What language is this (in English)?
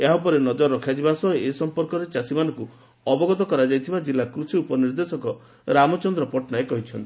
Odia